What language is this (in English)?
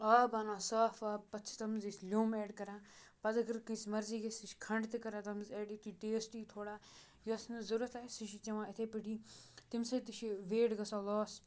Kashmiri